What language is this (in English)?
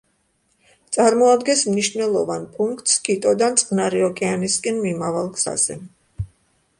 Georgian